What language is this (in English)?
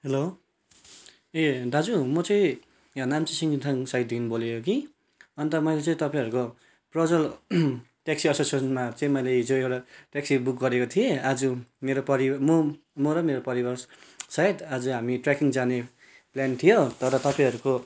Nepali